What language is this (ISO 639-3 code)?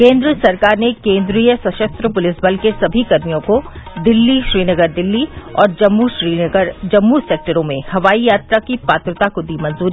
hin